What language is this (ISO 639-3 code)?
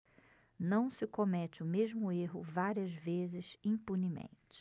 por